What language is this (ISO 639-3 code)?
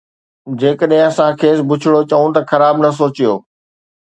snd